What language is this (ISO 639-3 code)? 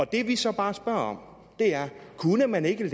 dan